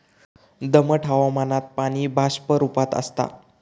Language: Marathi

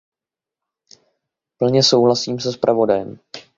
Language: Czech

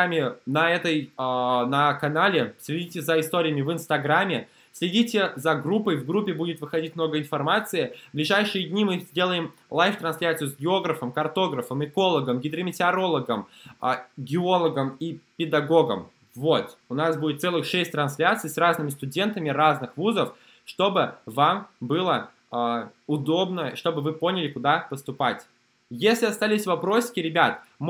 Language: Russian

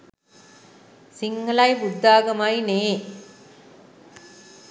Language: Sinhala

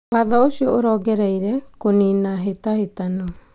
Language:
Kikuyu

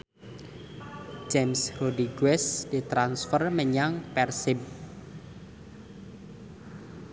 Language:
Javanese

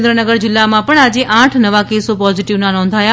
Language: Gujarati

